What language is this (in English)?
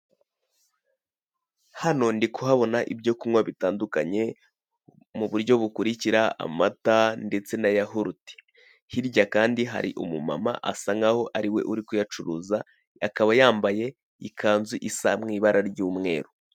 Kinyarwanda